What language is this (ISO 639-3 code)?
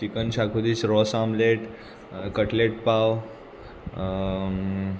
kok